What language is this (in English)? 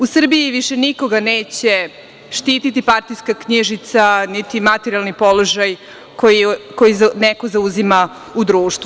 Serbian